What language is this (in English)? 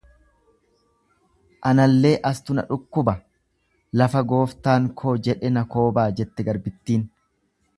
Oromo